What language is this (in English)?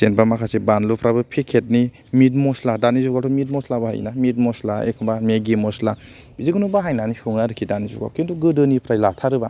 Bodo